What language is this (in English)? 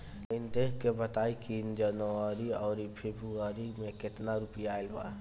Bhojpuri